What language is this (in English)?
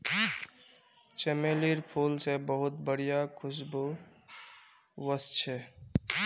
Magahi